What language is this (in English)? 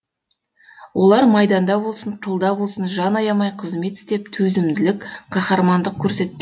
Kazakh